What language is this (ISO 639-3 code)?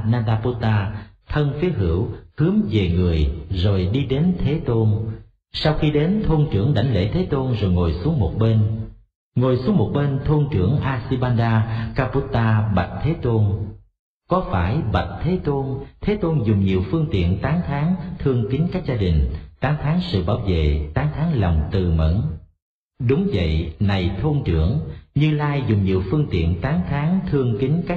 vie